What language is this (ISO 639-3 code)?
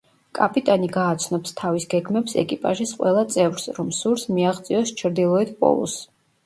kat